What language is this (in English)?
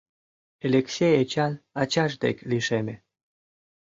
Mari